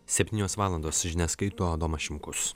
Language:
Lithuanian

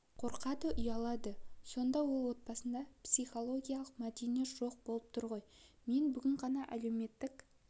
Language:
Kazakh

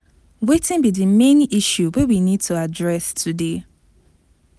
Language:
Nigerian Pidgin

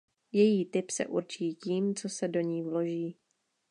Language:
Czech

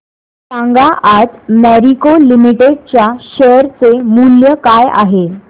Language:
Marathi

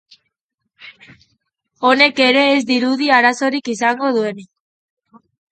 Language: Basque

